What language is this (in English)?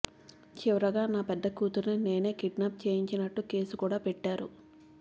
Telugu